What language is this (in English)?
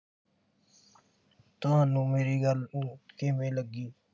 Punjabi